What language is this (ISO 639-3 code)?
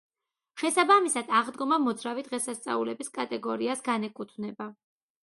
kat